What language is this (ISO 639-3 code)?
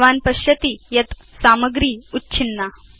san